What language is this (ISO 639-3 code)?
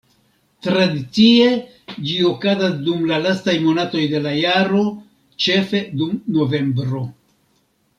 epo